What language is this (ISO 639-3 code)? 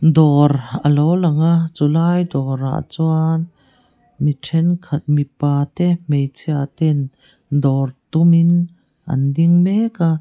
lus